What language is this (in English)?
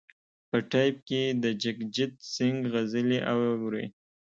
Pashto